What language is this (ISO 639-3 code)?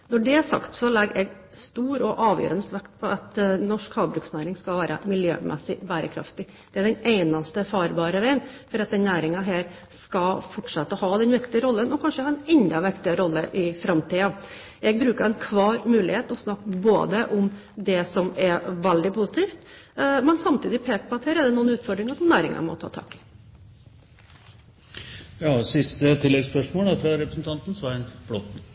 nob